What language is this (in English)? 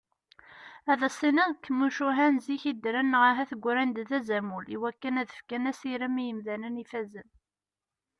Kabyle